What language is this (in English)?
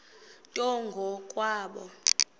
Xhosa